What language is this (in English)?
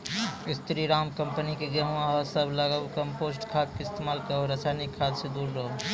Maithili